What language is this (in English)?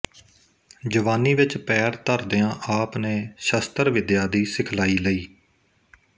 Punjabi